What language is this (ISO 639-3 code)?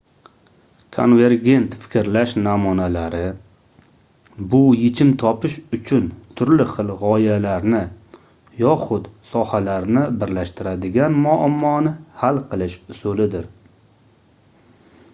uzb